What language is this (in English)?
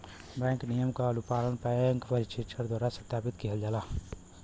Bhojpuri